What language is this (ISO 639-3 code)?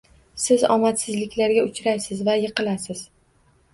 uzb